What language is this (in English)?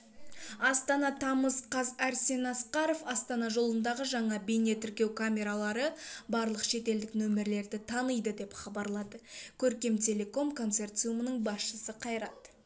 Kazakh